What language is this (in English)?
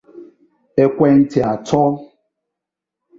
Igbo